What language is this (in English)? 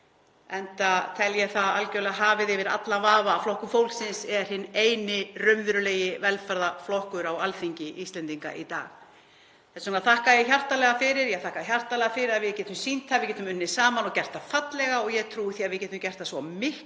Icelandic